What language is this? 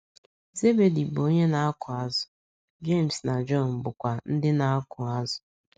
Igbo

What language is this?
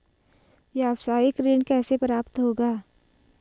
Hindi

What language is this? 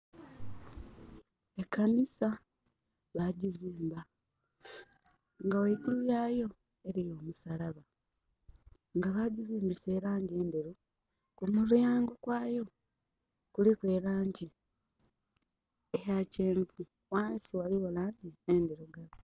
Soga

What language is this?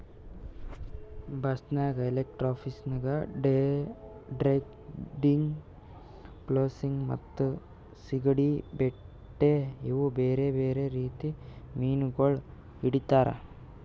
Kannada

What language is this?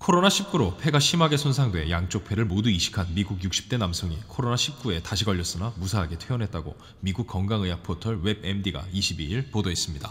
Korean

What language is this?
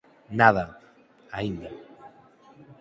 Galician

